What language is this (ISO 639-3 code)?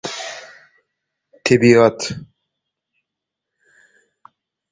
tuk